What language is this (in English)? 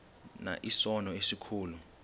Xhosa